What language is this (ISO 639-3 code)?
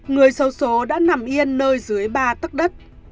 vie